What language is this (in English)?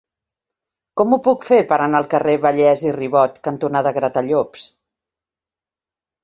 Catalan